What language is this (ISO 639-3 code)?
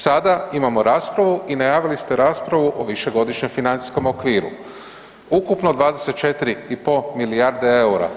hrv